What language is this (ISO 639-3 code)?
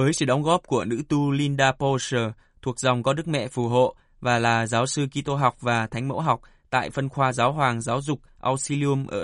vie